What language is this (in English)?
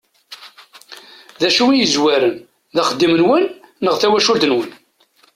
Kabyle